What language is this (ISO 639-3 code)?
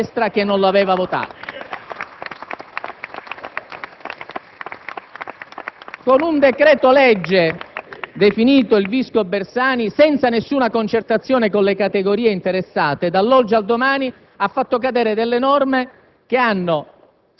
ita